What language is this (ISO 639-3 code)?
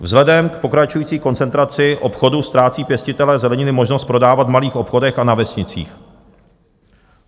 ces